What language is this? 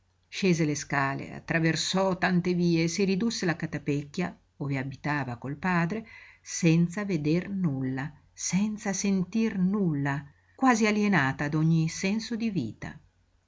Italian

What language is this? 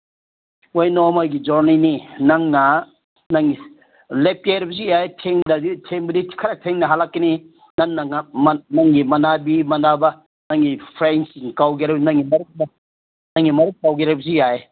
Manipuri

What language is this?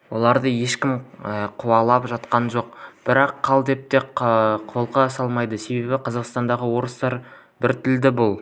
Kazakh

